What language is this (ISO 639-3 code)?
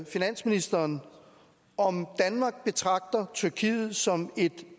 dan